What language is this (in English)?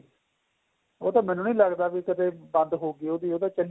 Punjabi